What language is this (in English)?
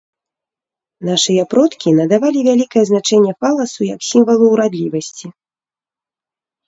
Belarusian